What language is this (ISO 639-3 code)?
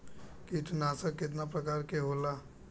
bho